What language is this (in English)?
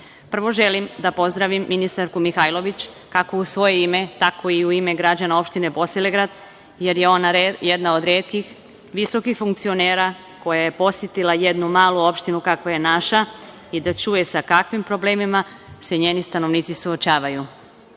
Serbian